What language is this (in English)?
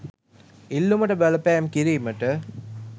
Sinhala